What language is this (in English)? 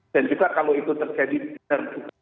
Indonesian